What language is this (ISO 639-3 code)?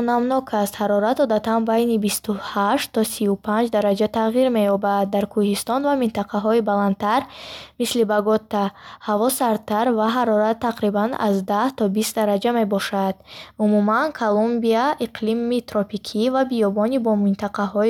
bhh